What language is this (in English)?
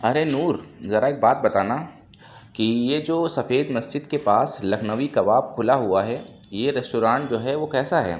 Urdu